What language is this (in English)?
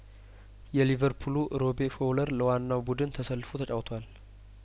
Amharic